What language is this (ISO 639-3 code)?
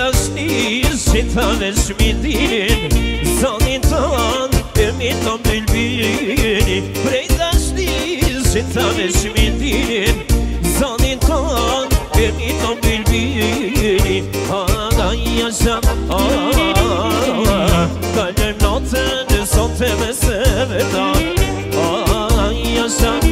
ara